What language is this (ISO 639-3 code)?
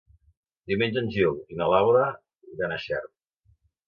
cat